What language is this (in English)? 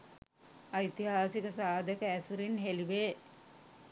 Sinhala